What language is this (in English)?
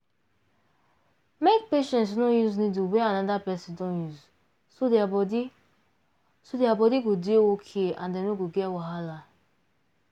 Nigerian Pidgin